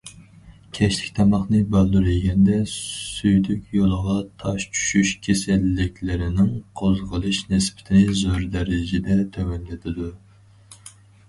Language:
Uyghur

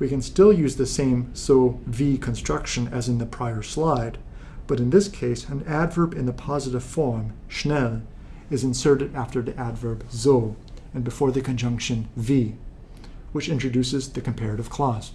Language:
English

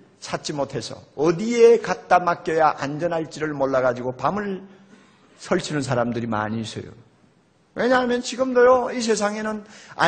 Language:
Korean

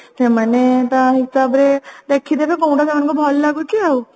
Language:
Odia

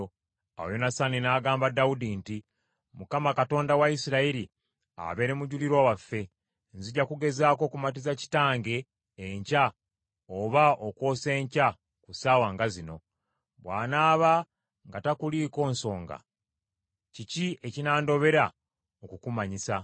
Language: Ganda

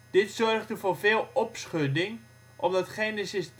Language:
Dutch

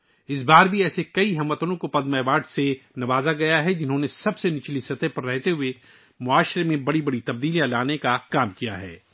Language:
Urdu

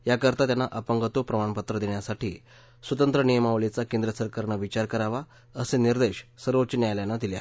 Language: Marathi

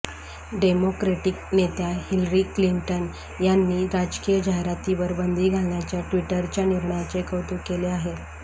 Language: Marathi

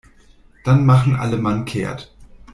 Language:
German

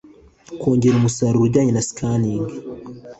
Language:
Kinyarwanda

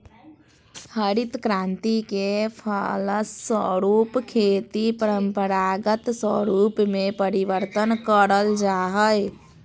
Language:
Magahi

